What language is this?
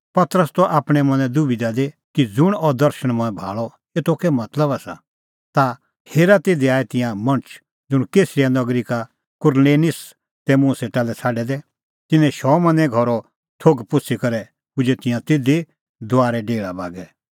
Kullu Pahari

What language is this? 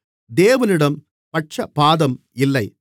Tamil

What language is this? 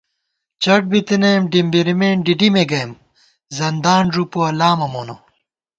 Gawar-Bati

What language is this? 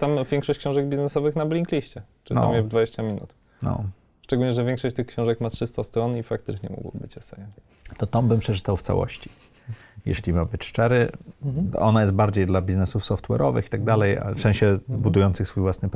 Polish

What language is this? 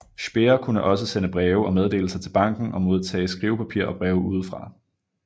Danish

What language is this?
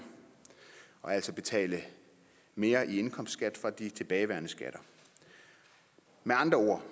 Danish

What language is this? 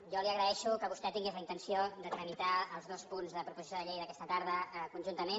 Catalan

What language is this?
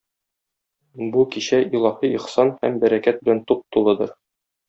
Tatar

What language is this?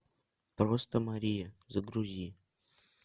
Russian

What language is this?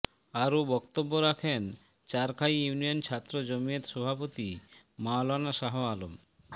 Bangla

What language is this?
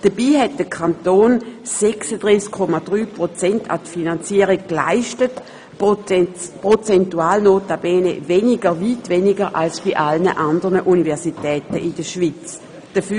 Swiss German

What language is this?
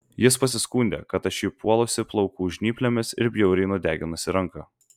Lithuanian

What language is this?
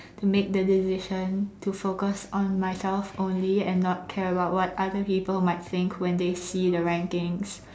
English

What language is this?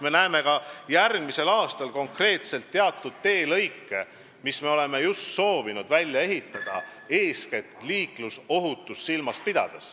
Estonian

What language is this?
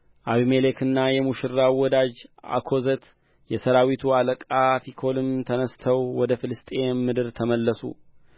Amharic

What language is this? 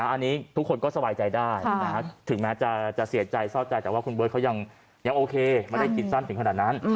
Thai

